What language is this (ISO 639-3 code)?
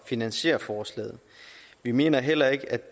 dan